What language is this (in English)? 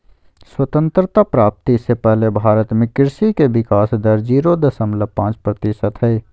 Magahi